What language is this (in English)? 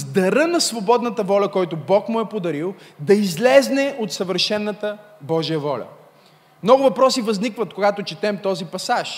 Bulgarian